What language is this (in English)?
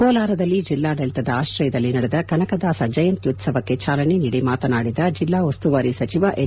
Kannada